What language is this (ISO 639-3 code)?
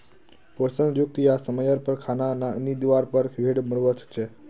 mag